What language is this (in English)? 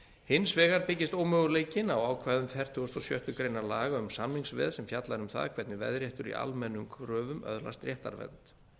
Icelandic